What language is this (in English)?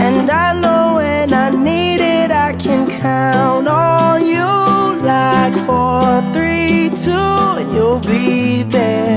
Filipino